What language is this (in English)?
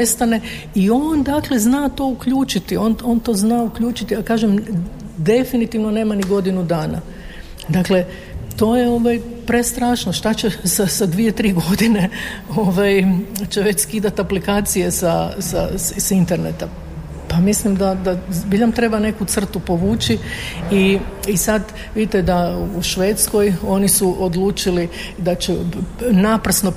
Croatian